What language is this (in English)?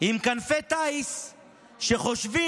Hebrew